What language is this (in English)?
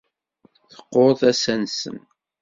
Kabyle